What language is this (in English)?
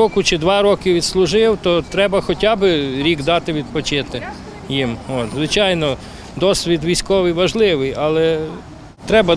Ukrainian